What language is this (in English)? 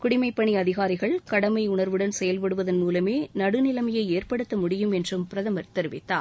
Tamil